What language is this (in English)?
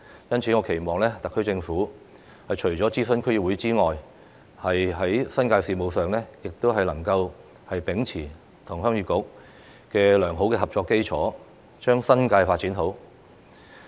Cantonese